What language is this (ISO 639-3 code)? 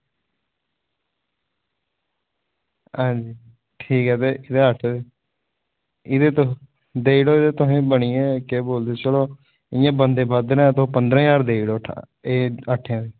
doi